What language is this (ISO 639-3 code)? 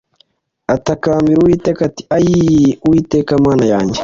kin